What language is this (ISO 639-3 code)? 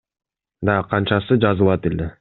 kir